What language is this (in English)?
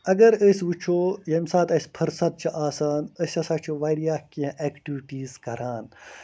Kashmiri